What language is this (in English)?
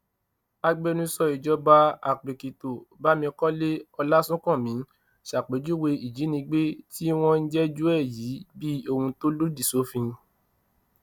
Yoruba